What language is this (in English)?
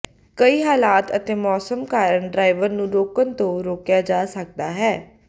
Punjabi